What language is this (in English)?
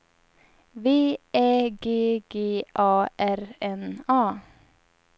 Swedish